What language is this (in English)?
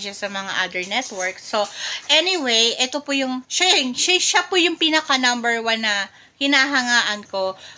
Filipino